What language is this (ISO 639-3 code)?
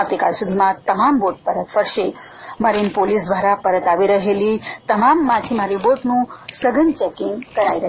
guj